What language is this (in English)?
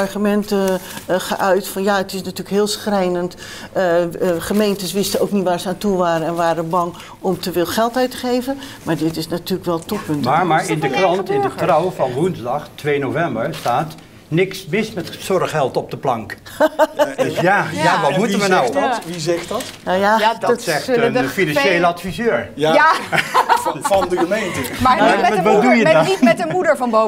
Dutch